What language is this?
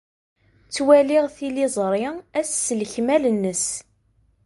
Kabyle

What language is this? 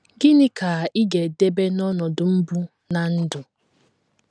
Igbo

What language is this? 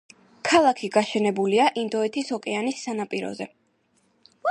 Georgian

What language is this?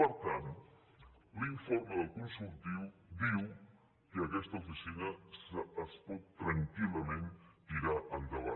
Catalan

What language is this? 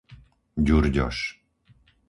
Slovak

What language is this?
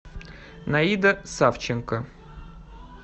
Russian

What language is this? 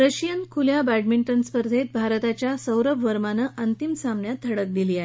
Marathi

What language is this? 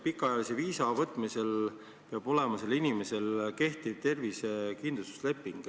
Estonian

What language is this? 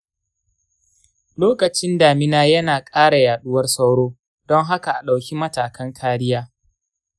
Hausa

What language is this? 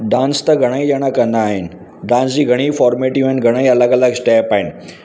Sindhi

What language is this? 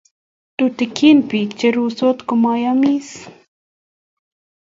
Kalenjin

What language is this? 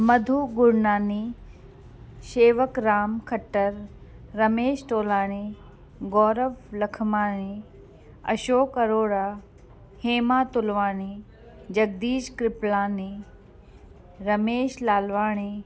Sindhi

